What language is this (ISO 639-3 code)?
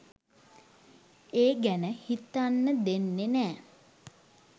sin